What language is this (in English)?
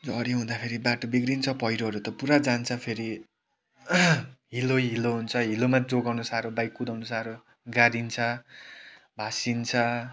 Nepali